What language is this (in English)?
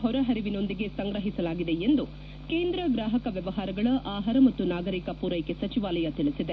Kannada